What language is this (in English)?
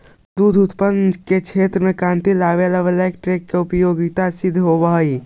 Magahi